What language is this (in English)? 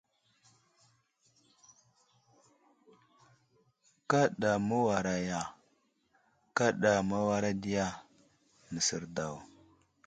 Wuzlam